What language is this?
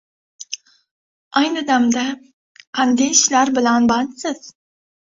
Uzbek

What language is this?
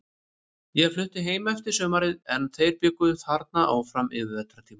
Icelandic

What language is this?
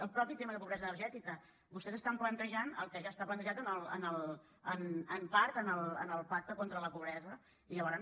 Catalan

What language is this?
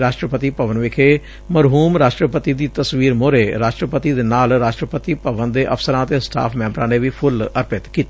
Punjabi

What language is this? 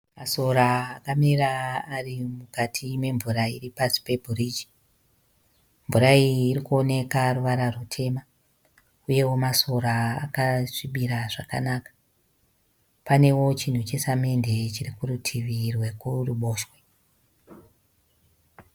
Shona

